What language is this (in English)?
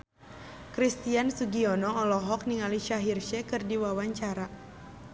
Sundanese